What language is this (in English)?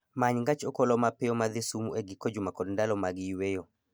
Luo (Kenya and Tanzania)